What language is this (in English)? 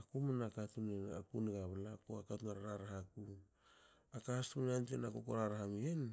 Hakö